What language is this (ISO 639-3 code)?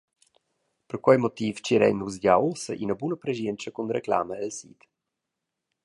roh